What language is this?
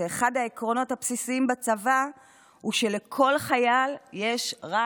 Hebrew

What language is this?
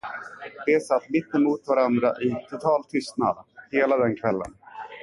Swedish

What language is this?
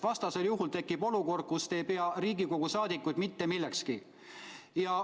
Estonian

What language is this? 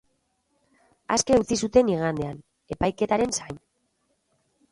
Basque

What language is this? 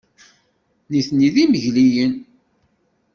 Kabyle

